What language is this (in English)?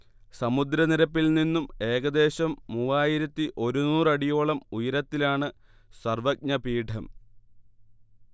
Malayalam